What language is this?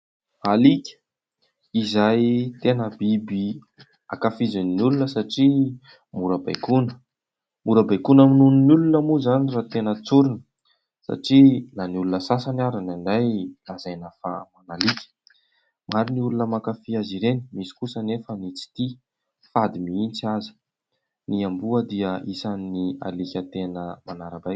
Malagasy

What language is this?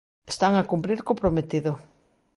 Galician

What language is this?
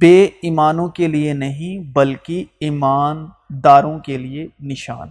Urdu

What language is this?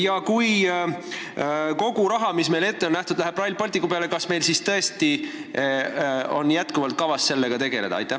Estonian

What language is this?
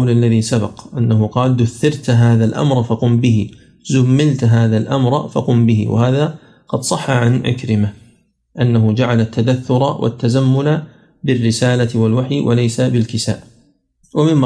Arabic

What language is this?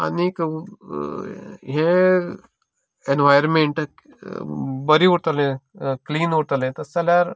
Konkani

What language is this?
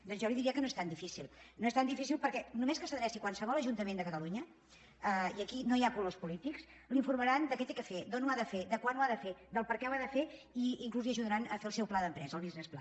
Catalan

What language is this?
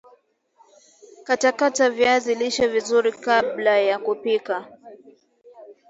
Swahili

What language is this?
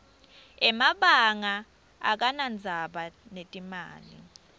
Swati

